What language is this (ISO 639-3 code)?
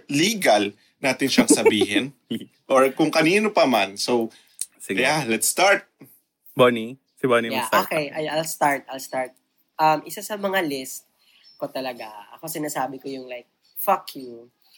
fil